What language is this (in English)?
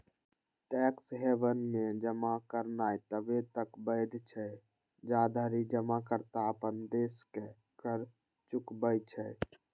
Maithili